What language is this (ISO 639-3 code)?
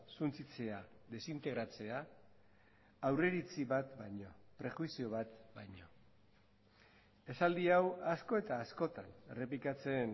eus